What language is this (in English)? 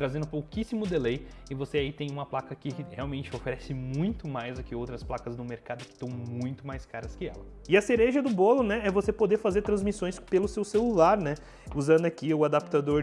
Portuguese